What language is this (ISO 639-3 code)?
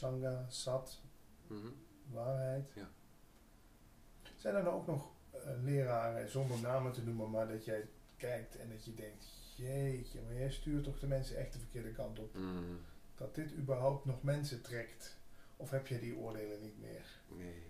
nld